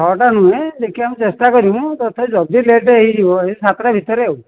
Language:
Odia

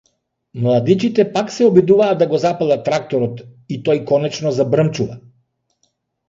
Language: Macedonian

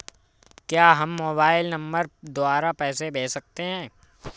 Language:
Hindi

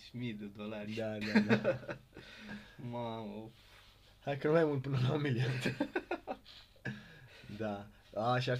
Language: Romanian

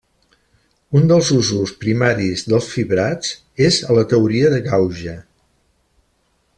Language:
Catalan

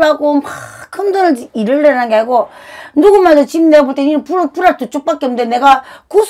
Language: Korean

